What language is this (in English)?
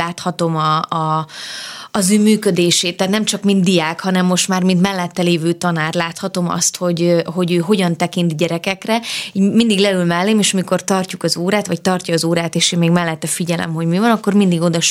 Hungarian